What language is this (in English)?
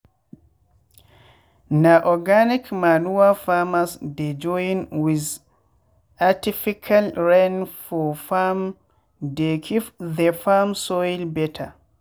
Nigerian Pidgin